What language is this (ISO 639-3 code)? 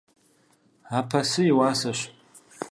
kbd